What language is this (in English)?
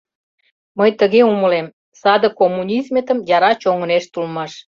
Mari